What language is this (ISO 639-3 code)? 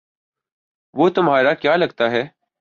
urd